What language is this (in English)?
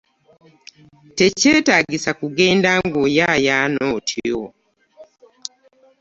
Ganda